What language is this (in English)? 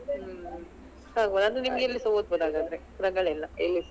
Kannada